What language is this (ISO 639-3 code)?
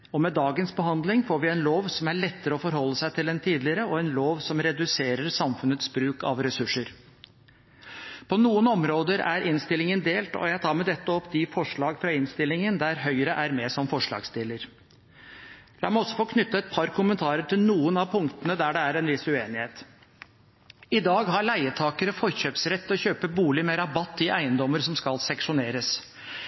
nob